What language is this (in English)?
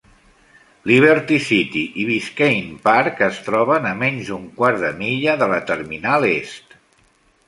Catalan